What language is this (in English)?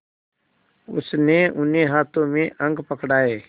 Hindi